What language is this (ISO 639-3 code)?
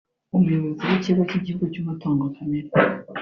kin